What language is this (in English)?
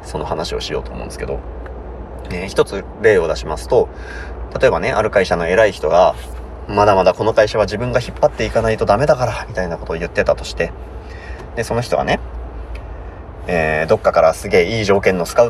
Japanese